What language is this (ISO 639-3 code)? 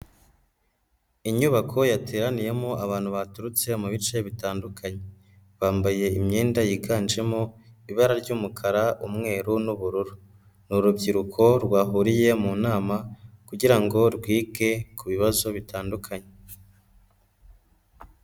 kin